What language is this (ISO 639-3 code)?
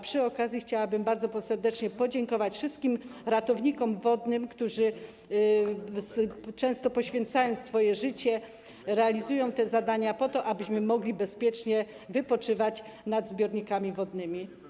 pol